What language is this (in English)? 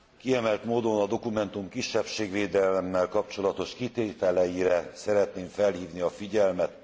Hungarian